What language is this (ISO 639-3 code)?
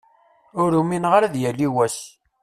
kab